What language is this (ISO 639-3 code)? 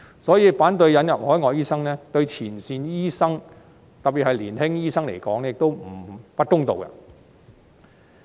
yue